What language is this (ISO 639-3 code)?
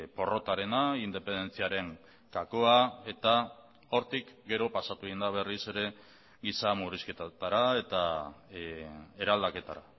eus